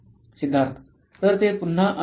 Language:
Marathi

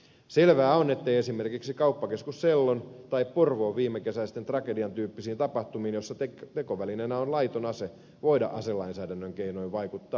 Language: Finnish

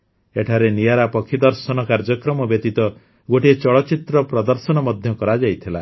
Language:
Odia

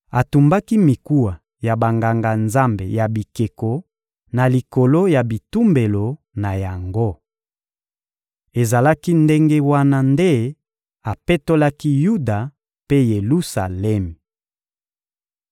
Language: Lingala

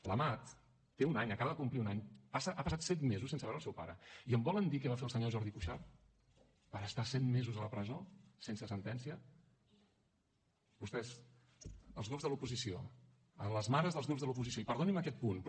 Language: Catalan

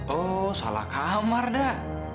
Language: Indonesian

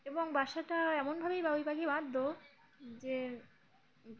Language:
Bangla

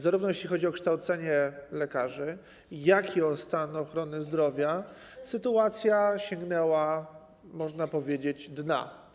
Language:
Polish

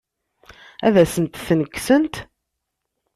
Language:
Kabyle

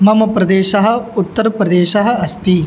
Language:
Sanskrit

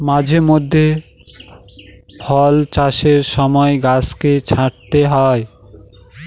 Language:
Bangla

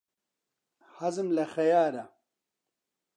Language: Central Kurdish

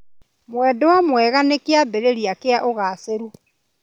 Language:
Kikuyu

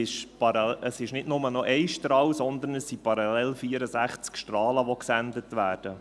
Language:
Swiss German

